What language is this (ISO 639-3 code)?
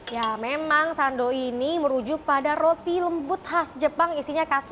ind